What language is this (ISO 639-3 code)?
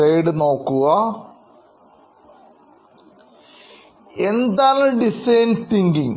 mal